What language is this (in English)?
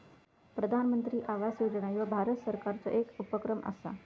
Marathi